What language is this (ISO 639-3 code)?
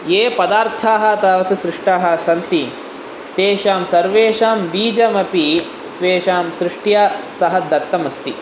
san